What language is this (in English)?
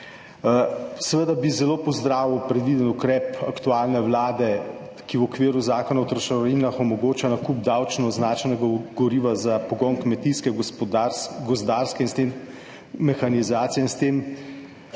Slovenian